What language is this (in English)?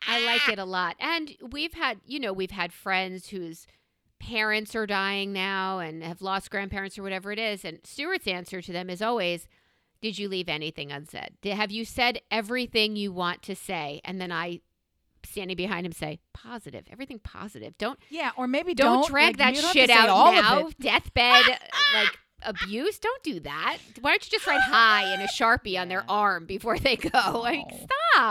English